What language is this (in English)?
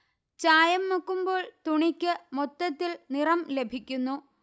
Malayalam